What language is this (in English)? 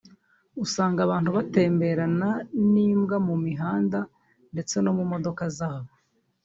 Kinyarwanda